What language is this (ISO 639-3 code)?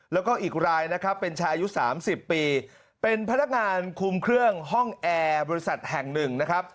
tha